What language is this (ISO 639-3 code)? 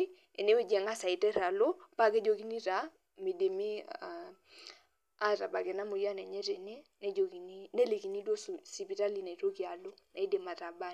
mas